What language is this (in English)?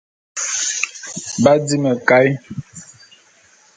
Bulu